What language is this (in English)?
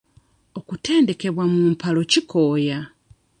Ganda